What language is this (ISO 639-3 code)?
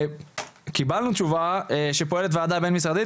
heb